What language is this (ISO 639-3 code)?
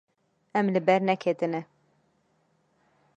kur